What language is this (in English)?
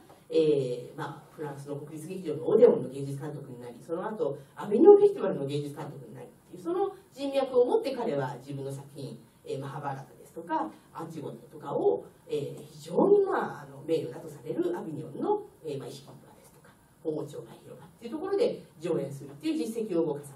Japanese